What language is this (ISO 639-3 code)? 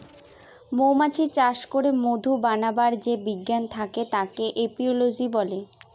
ben